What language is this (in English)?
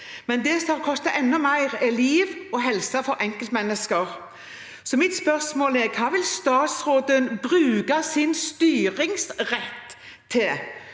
Norwegian